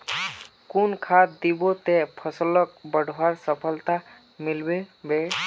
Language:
Magahi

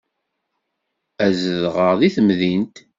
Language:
Kabyle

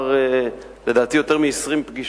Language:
Hebrew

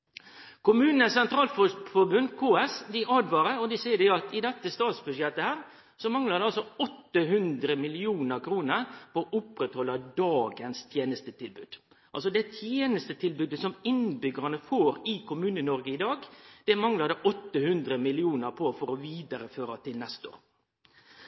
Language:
Norwegian Nynorsk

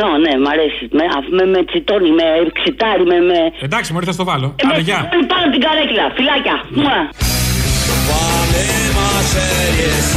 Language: Greek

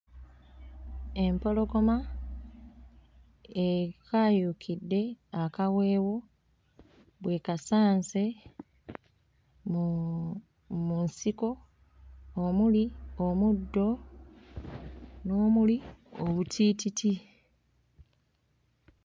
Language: Ganda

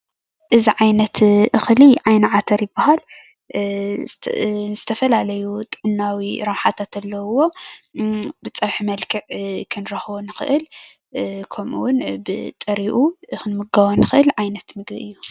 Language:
Tigrinya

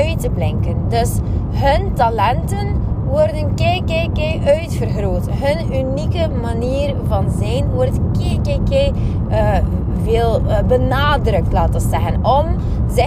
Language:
Dutch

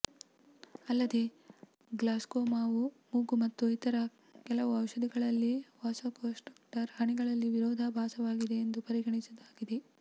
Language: Kannada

